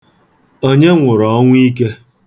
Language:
Igbo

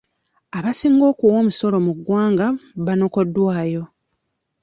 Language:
Ganda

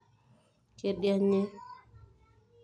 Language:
Masai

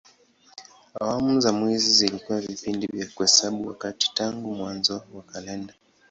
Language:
Swahili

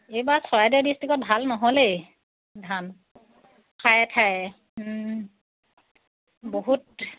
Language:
Assamese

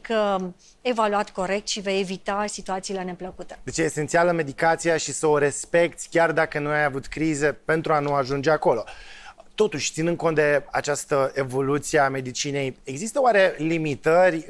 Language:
Romanian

